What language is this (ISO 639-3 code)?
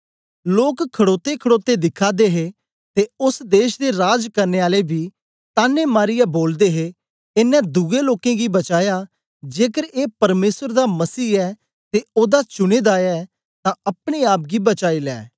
doi